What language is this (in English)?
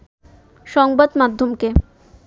Bangla